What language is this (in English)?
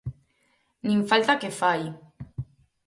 Galician